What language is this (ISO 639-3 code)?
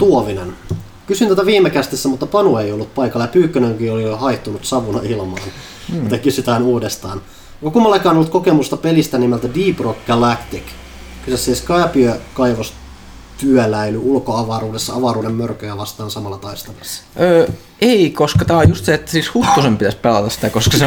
fin